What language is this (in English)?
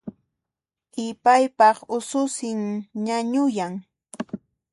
Puno Quechua